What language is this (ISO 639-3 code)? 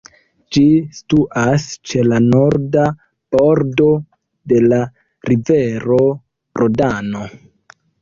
epo